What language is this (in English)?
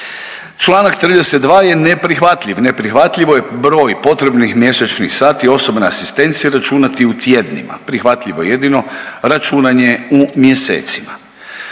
Croatian